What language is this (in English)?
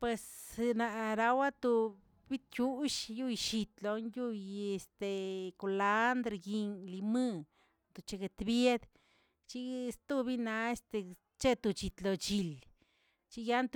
Tilquiapan Zapotec